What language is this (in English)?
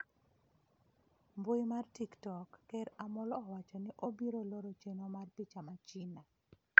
Luo (Kenya and Tanzania)